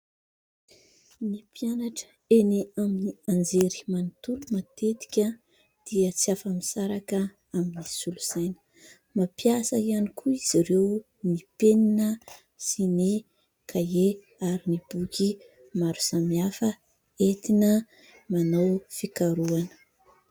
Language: Malagasy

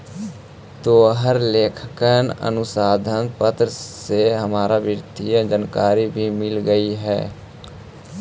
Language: Magahi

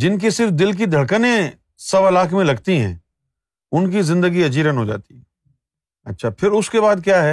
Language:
Urdu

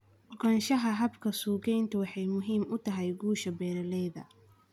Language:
Somali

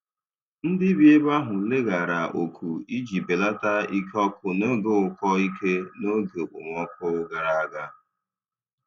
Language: Igbo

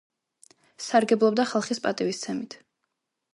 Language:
Georgian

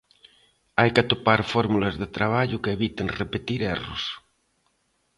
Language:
Galician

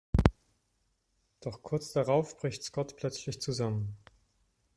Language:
German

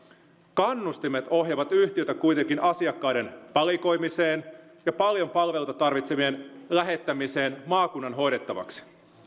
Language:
Finnish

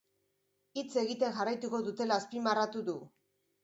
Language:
Basque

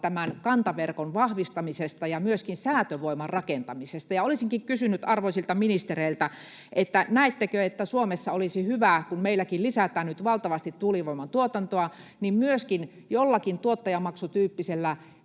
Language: Finnish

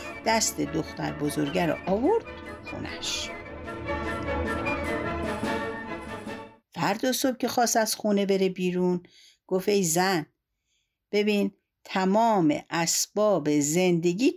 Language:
Persian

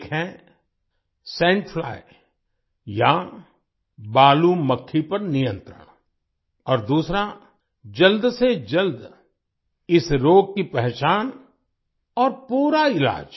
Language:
Hindi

